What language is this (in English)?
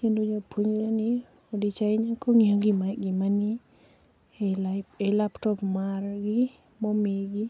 Luo (Kenya and Tanzania)